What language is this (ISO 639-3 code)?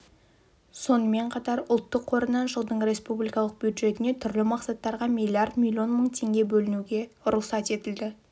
kaz